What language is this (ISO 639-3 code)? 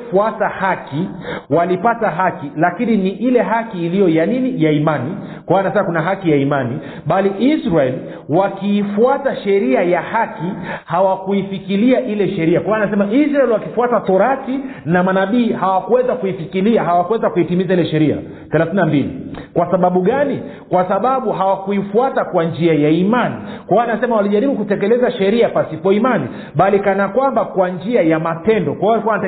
swa